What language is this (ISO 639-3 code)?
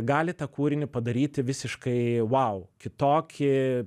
lit